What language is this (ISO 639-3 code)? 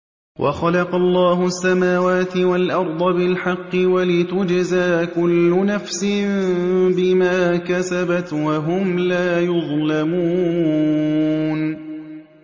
ara